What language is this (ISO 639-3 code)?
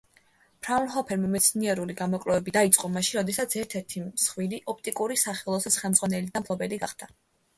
kat